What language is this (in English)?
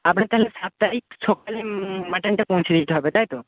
Bangla